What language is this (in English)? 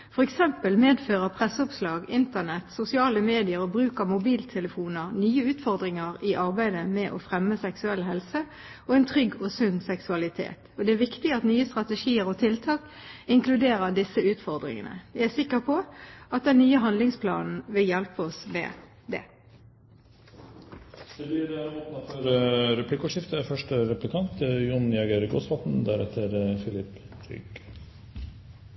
Norwegian Bokmål